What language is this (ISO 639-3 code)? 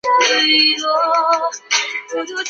zho